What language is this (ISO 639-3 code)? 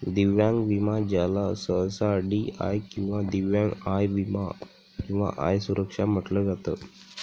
mar